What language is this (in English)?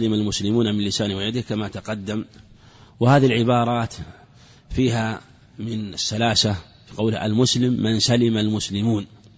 Arabic